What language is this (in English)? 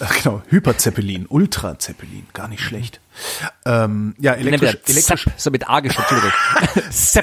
German